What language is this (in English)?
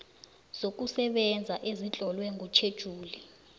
South Ndebele